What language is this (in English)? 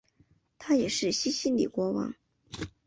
Chinese